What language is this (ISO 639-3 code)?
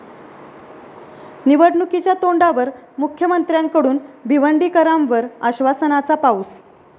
mar